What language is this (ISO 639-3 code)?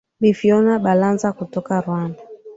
swa